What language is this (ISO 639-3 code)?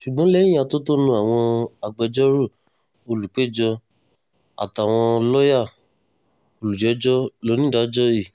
yor